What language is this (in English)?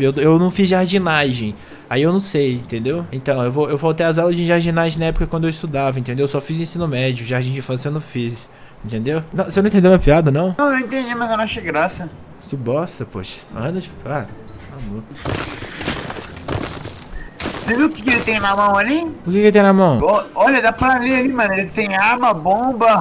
Portuguese